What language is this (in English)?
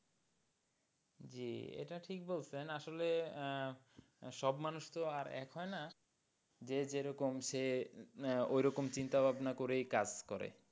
Bangla